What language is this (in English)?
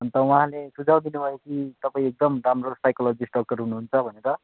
Nepali